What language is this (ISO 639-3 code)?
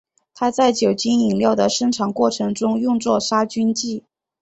zho